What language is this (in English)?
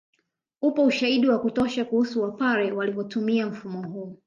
Swahili